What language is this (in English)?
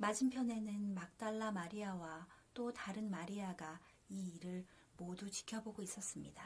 Korean